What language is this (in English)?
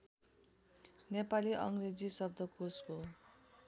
Nepali